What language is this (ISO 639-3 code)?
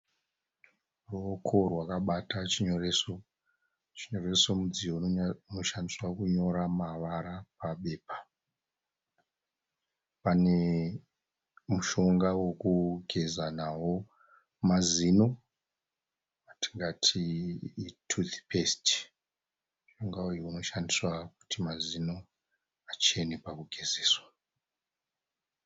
sna